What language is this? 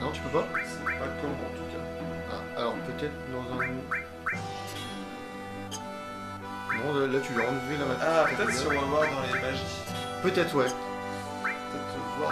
French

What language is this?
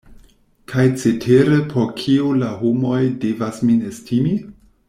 Esperanto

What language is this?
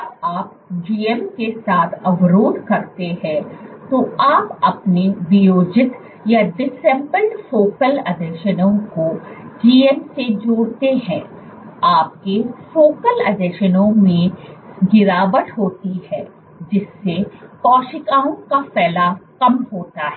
Hindi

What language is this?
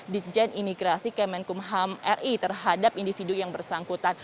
Indonesian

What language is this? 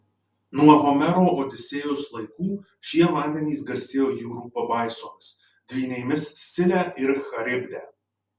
Lithuanian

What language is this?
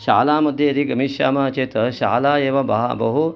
Sanskrit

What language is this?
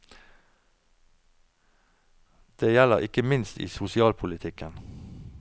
Norwegian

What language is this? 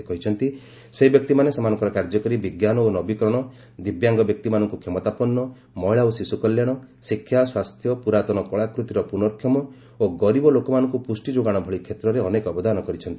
Odia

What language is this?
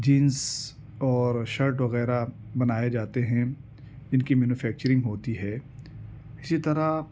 Urdu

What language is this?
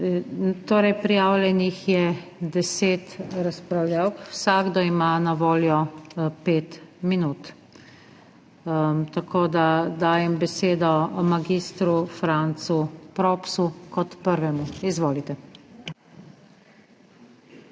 Slovenian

